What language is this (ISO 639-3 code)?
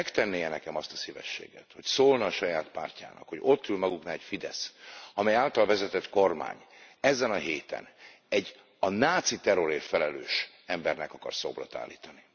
hun